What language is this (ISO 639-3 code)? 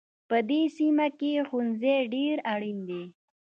pus